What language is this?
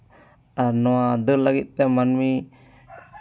Santali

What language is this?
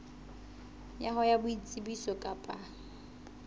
Southern Sotho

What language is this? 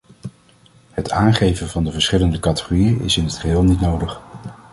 Dutch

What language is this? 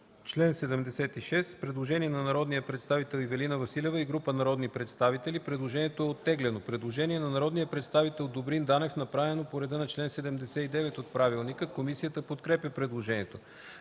Bulgarian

